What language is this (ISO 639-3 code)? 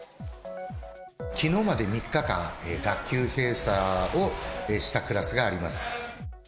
jpn